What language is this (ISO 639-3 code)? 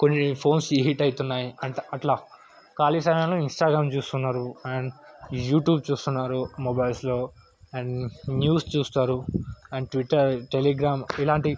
tel